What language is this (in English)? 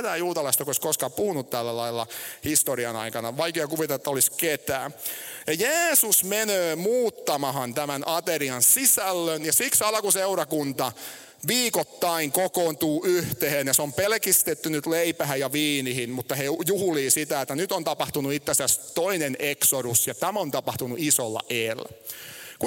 Finnish